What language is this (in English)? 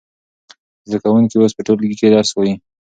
Pashto